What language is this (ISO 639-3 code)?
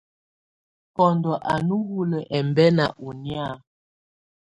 tvu